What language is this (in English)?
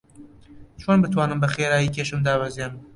Central Kurdish